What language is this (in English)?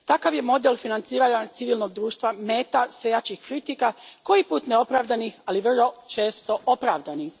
Croatian